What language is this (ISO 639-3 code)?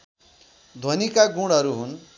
nep